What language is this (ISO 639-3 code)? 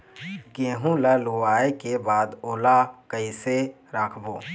hne